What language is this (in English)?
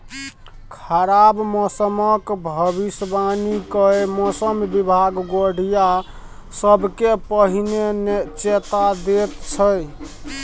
Maithili